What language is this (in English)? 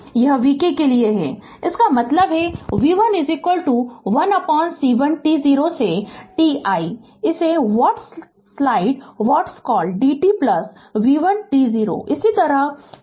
Hindi